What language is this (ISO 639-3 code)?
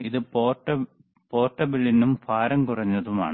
mal